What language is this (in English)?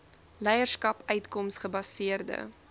Afrikaans